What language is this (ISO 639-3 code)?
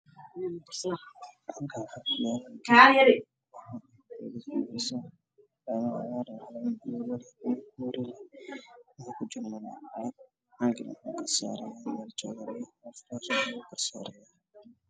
som